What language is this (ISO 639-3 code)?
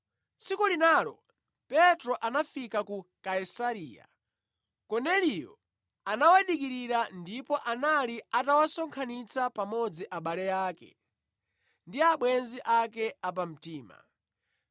nya